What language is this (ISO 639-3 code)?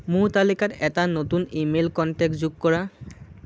asm